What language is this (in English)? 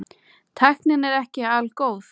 Icelandic